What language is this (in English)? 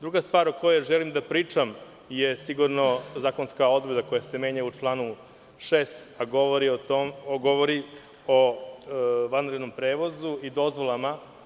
Serbian